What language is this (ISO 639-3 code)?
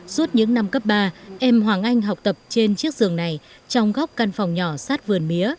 vie